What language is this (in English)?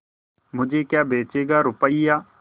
Hindi